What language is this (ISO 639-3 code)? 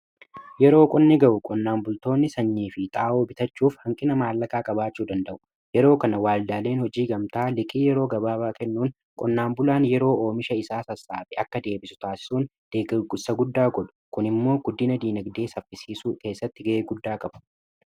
orm